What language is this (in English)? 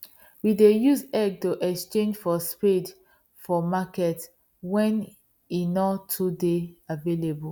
Nigerian Pidgin